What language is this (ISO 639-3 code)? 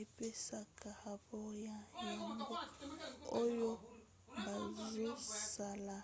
lin